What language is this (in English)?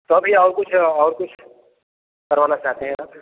Hindi